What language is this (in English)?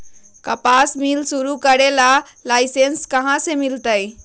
Magahi